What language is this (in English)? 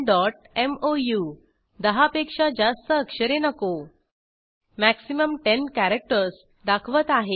Marathi